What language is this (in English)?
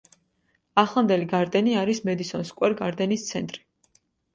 Georgian